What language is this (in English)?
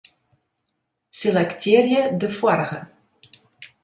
Western Frisian